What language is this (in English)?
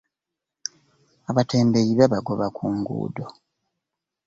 Ganda